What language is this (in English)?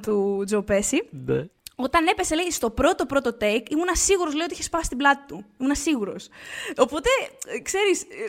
Greek